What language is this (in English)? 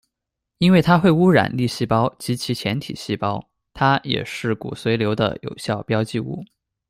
Chinese